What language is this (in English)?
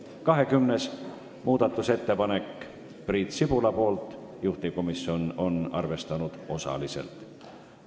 Estonian